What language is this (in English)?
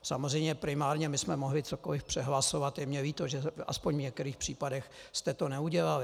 Czech